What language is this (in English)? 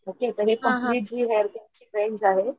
Marathi